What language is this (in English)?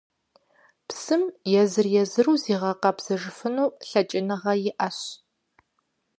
Kabardian